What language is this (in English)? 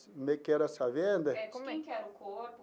Portuguese